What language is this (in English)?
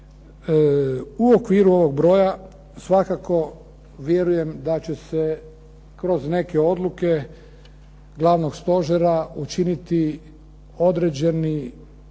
Croatian